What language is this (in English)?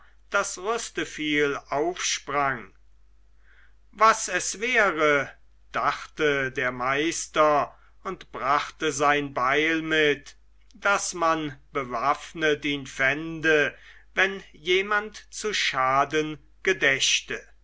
German